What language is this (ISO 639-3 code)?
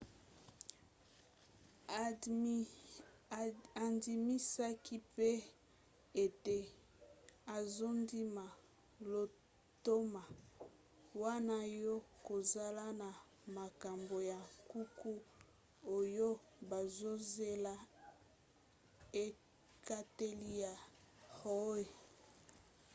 lin